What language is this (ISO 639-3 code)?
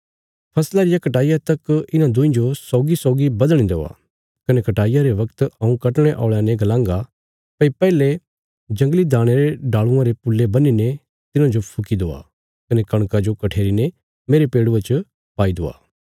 kfs